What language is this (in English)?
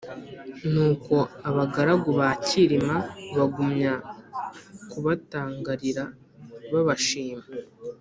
Kinyarwanda